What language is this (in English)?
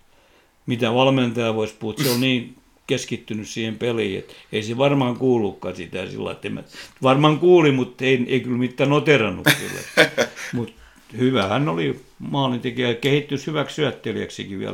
Finnish